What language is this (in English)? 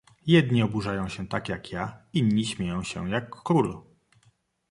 Polish